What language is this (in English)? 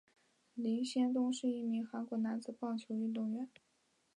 Chinese